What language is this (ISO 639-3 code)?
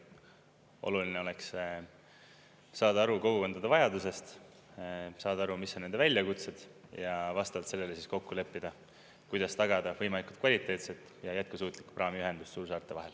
est